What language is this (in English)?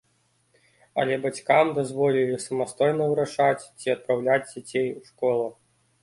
Belarusian